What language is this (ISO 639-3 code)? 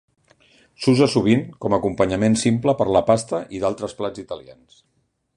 cat